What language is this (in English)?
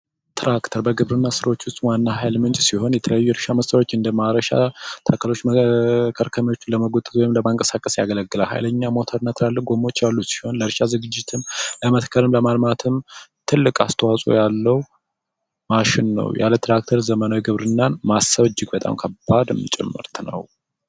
Amharic